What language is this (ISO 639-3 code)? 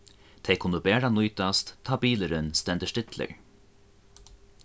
fao